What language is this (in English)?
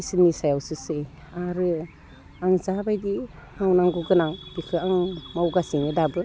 Bodo